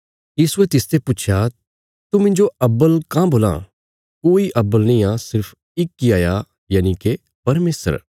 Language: Bilaspuri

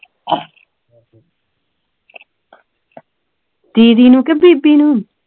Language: Punjabi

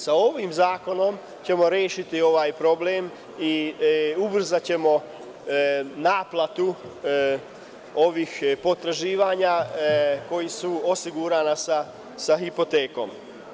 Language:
Serbian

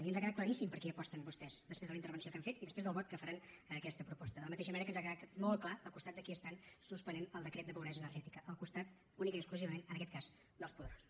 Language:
Catalan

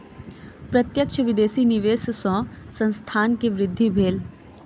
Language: Maithili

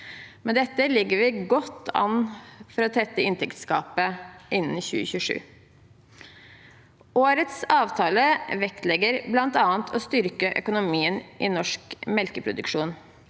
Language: Norwegian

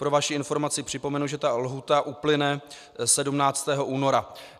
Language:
Czech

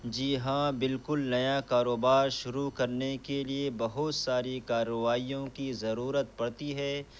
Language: Urdu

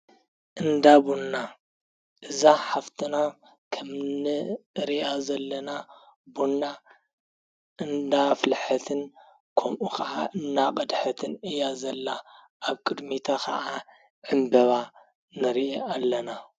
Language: Tigrinya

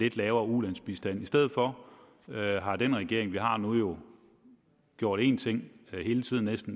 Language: Danish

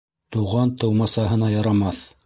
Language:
Bashkir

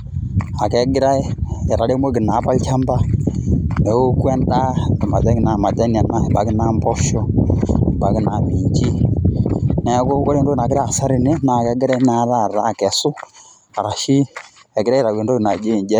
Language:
Masai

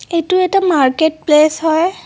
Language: Assamese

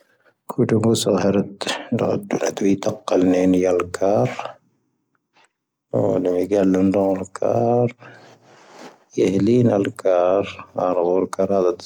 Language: Tahaggart Tamahaq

